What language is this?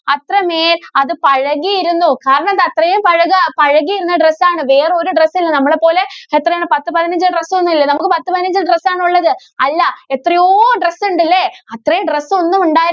Malayalam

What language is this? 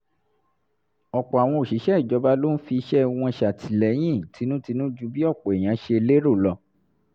Yoruba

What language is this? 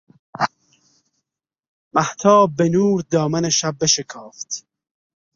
Persian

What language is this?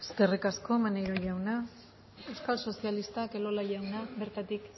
Basque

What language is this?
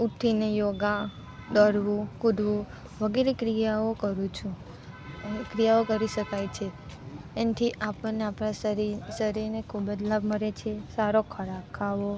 Gujarati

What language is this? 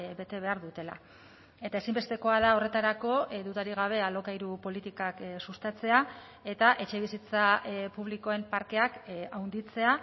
Basque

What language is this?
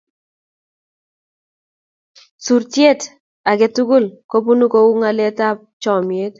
Kalenjin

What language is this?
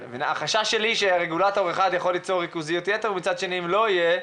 Hebrew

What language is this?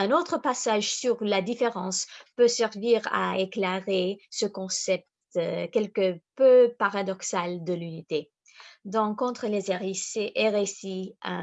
French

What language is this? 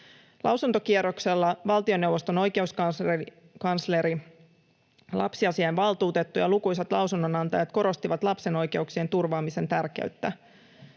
Finnish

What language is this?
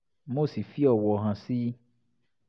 Yoruba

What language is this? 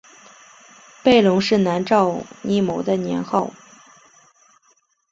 Chinese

